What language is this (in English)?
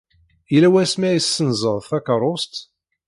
Kabyle